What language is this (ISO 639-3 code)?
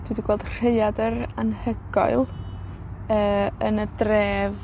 cym